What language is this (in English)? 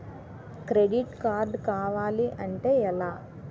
Telugu